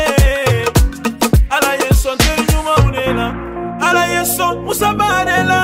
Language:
French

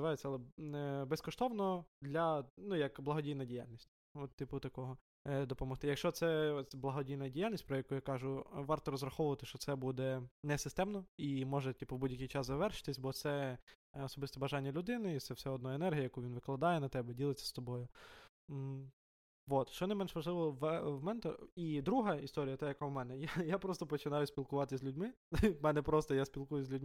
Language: Ukrainian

